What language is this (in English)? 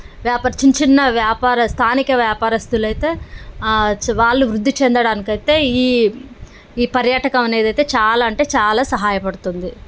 Telugu